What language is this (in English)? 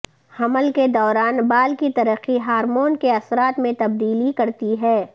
Urdu